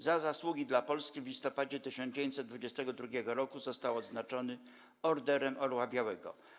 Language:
Polish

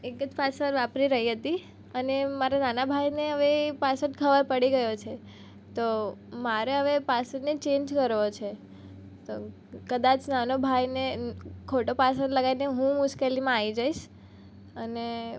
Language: Gujarati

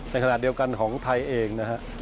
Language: Thai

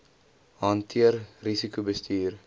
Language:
Afrikaans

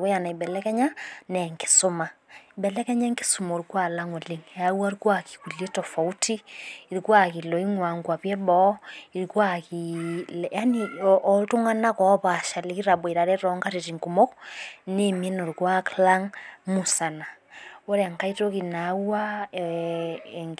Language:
Masai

